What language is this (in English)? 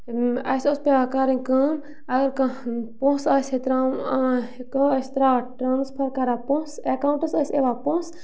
Kashmiri